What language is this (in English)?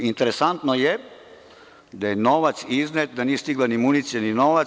Serbian